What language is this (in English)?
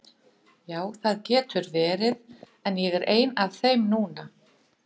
Icelandic